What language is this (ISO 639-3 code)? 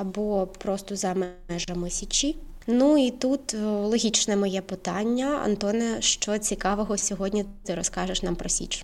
ukr